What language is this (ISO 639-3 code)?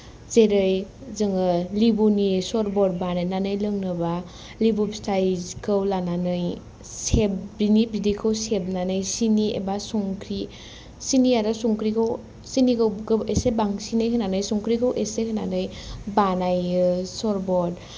brx